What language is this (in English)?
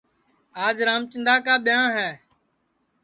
Sansi